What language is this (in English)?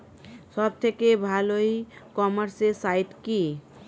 Bangla